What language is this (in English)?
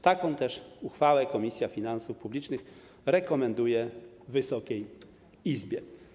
Polish